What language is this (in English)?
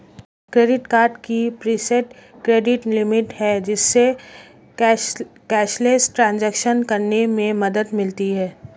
Hindi